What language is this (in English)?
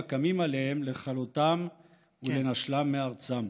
Hebrew